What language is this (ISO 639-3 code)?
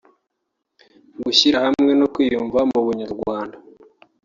kin